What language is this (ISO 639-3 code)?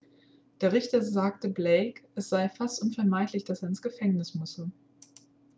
deu